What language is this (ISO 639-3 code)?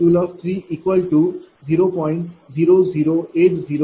mar